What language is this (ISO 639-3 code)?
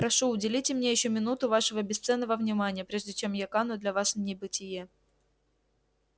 rus